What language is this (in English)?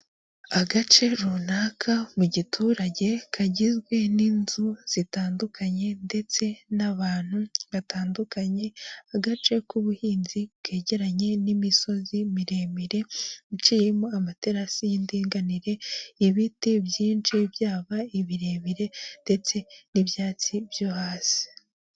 Kinyarwanda